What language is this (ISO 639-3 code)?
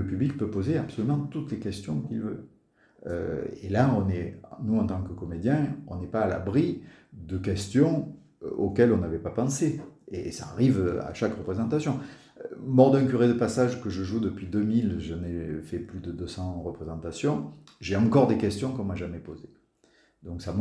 fra